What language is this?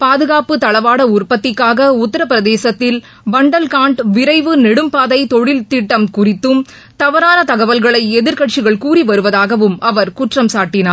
Tamil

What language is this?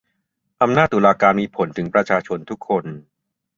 Thai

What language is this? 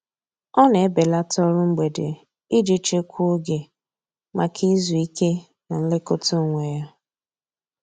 Igbo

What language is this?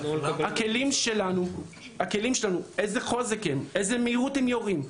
Hebrew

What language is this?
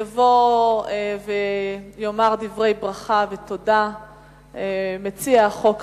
Hebrew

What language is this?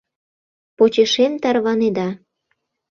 Mari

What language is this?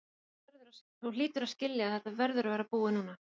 Icelandic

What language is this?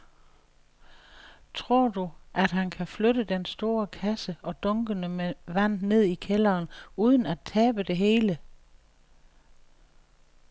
Danish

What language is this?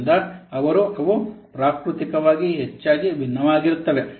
Kannada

